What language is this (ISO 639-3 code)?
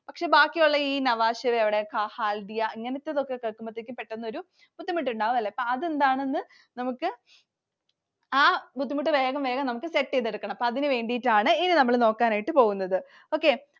mal